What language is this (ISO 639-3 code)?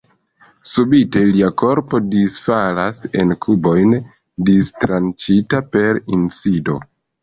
epo